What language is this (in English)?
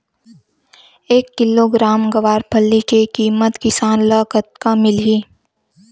Chhattisgarhi